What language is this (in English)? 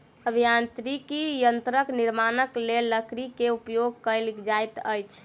Maithili